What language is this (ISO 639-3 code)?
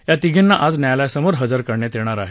mar